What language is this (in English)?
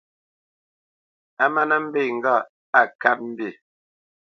Bamenyam